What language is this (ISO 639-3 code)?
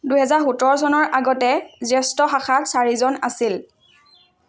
asm